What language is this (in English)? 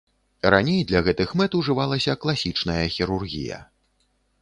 Belarusian